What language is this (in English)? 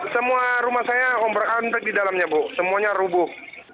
Indonesian